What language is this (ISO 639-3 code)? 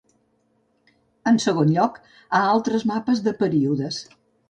cat